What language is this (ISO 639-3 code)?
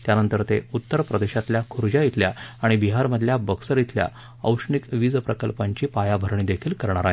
mar